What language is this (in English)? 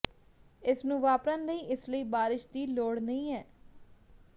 Punjabi